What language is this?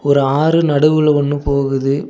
Tamil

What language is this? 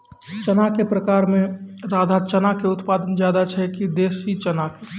Maithili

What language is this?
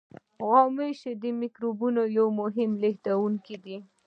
Pashto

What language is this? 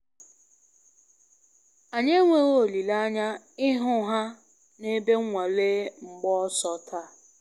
Igbo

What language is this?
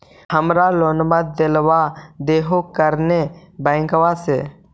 Magahi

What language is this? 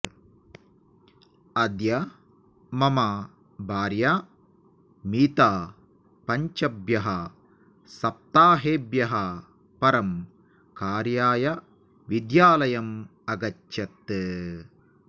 Sanskrit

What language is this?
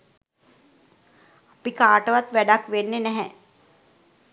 Sinhala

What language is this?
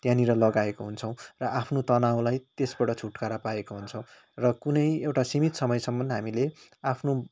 Nepali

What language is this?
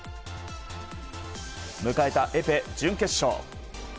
Japanese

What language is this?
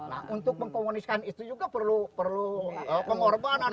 Indonesian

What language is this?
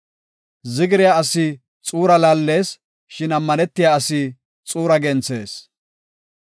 Gofa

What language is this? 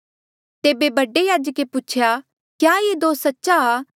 Mandeali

